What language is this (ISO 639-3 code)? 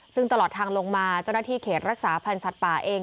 tha